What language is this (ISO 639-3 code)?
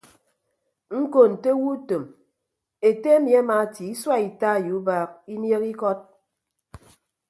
ibb